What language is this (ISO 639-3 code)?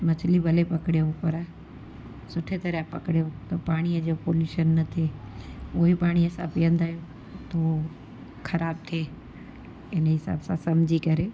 snd